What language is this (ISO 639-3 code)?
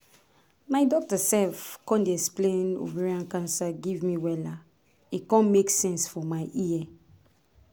pcm